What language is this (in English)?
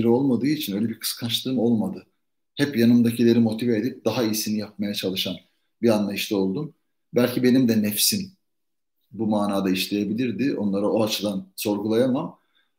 Turkish